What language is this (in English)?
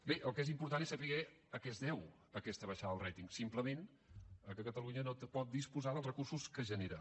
Catalan